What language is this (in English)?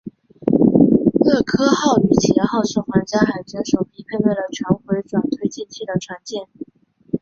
Chinese